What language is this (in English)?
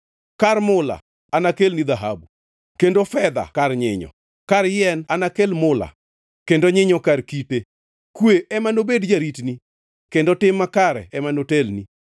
Luo (Kenya and Tanzania)